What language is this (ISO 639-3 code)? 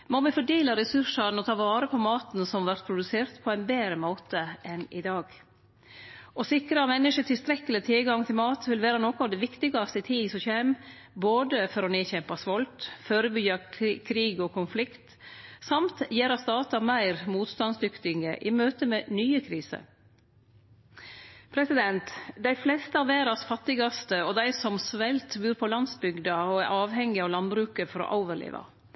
nno